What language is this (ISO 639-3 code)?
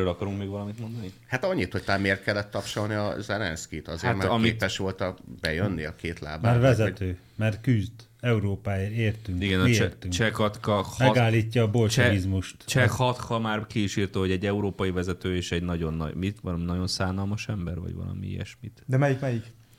hun